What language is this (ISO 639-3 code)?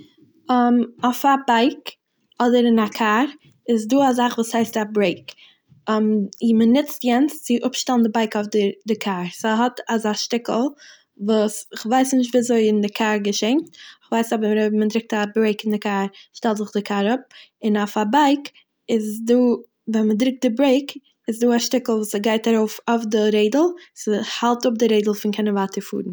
yid